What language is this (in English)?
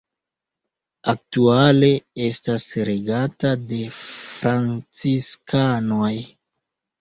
Esperanto